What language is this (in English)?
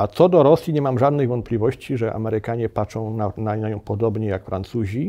Polish